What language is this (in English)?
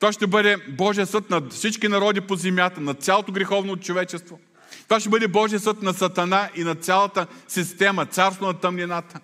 Bulgarian